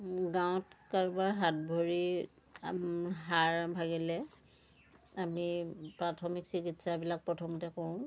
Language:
Assamese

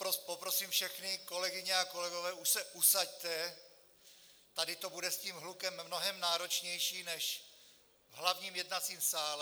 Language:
Czech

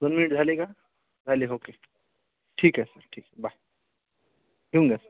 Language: Marathi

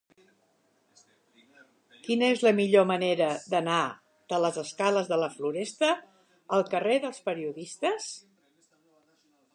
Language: Catalan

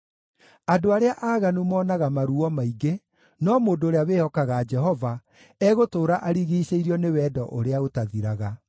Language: Kikuyu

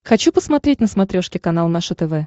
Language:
Russian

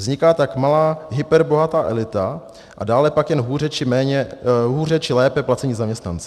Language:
Czech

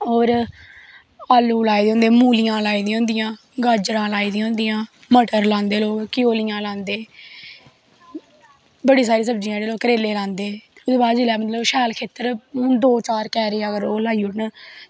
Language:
Dogri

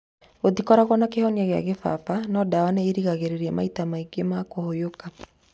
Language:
Kikuyu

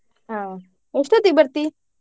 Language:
Kannada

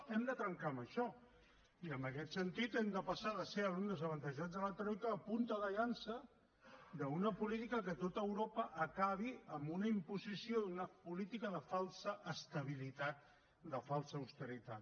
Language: Catalan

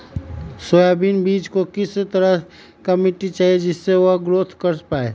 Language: Magahi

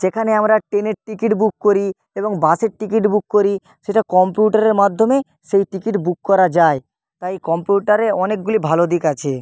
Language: Bangla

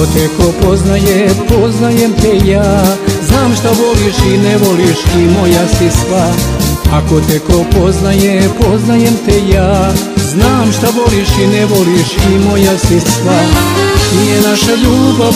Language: Romanian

